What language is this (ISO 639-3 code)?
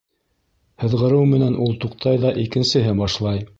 bak